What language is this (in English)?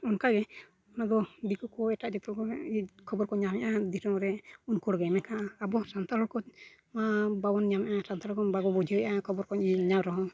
Santali